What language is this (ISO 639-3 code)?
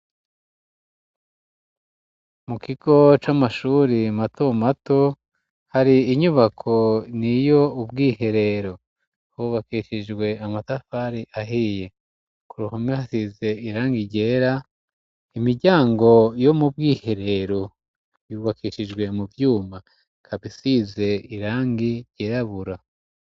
run